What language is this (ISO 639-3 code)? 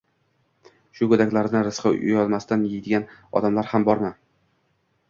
uzb